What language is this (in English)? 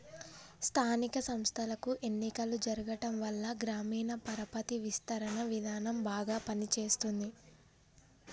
Telugu